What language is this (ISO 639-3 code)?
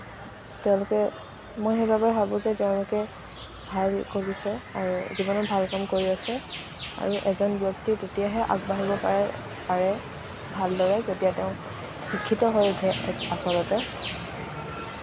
asm